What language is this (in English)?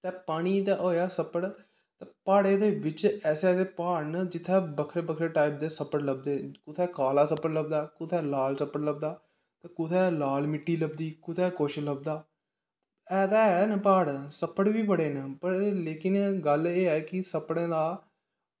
Dogri